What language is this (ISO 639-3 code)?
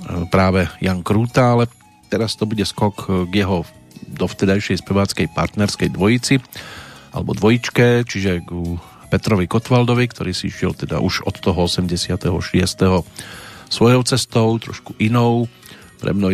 slk